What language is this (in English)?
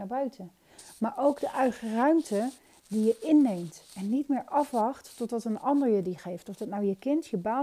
Dutch